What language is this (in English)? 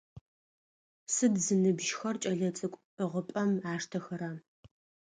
Adyghe